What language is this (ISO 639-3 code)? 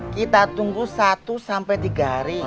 ind